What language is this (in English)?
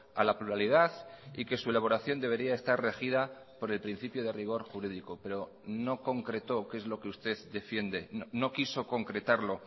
Spanish